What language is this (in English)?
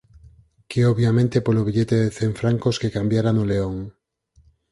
Galician